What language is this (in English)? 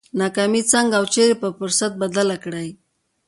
Pashto